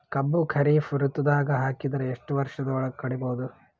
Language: Kannada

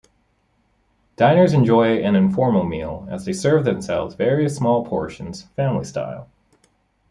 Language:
English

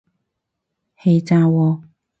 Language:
Cantonese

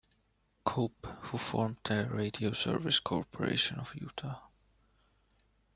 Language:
English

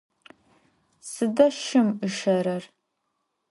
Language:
Adyghe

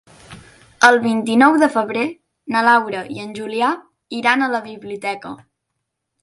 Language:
Catalan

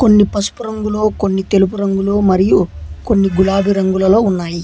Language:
Telugu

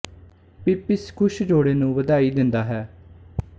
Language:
Punjabi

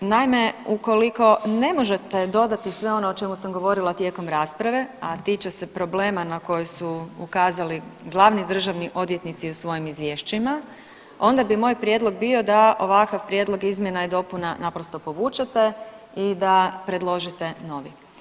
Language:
Croatian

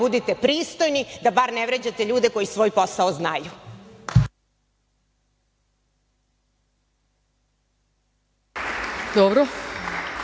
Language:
Serbian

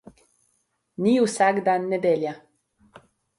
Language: Slovenian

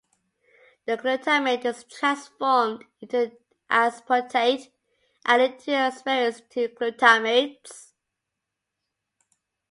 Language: English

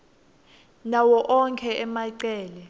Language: Swati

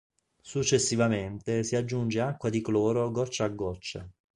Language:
Italian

